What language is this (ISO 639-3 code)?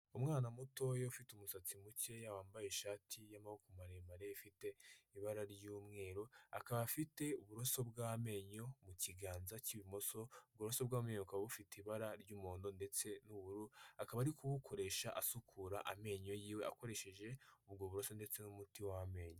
kin